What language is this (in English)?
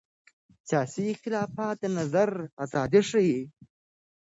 Pashto